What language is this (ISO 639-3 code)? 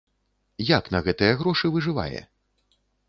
bel